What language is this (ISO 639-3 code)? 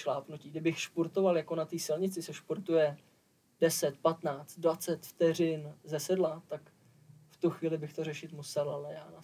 ces